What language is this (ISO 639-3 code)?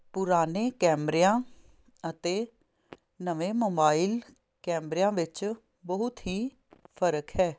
pan